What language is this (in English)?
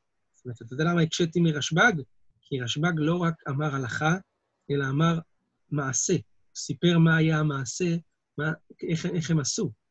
Hebrew